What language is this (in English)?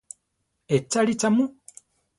Central Tarahumara